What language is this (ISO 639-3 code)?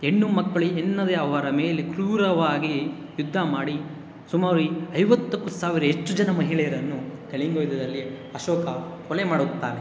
kan